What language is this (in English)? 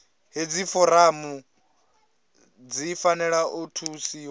Venda